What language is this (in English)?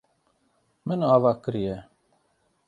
Kurdish